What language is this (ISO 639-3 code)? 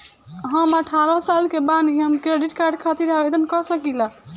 bho